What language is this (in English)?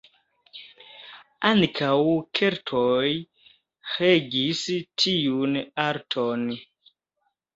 Esperanto